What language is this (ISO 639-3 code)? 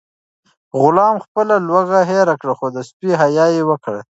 pus